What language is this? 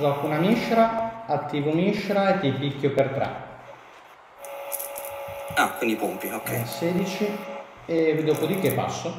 Italian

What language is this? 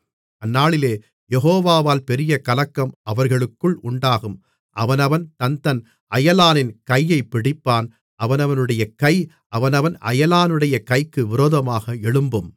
Tamil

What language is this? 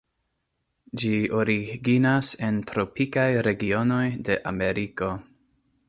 Esperanto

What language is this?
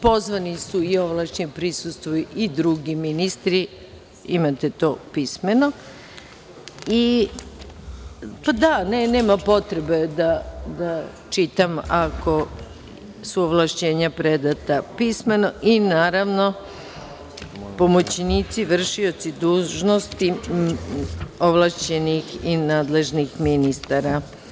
Serbian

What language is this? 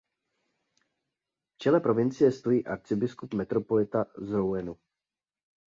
Czech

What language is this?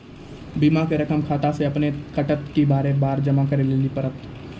Maithili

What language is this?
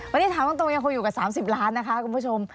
Thai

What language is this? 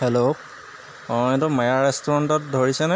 Assamese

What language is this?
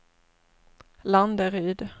Swedish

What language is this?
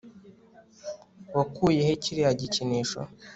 Kinyarwanda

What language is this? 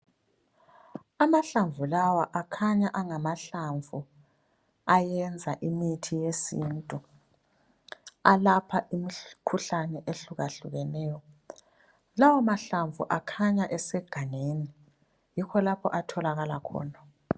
North Ndebele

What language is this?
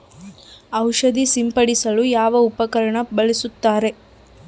Kannada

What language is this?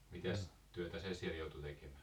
Finnish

